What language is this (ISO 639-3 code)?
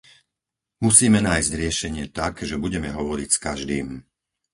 slk